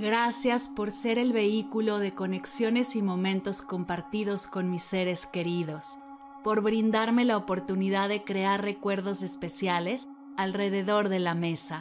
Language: Spanish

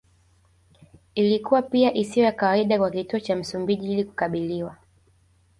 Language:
Swahili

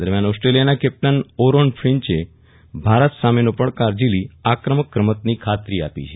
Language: Gujarati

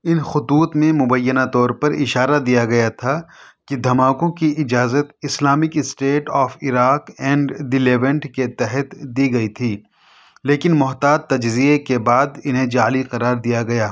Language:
Urdu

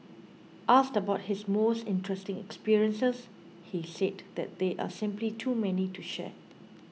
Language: English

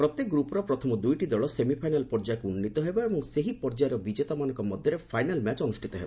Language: Odia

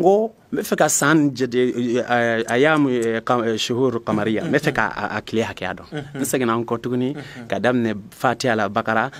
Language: French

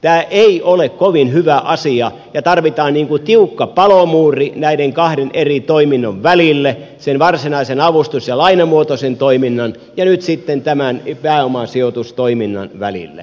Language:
Finnish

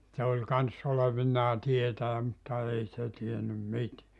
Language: Finnish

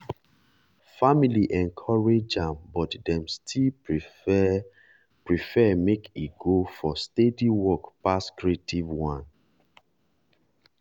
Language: Nigerian Pidgin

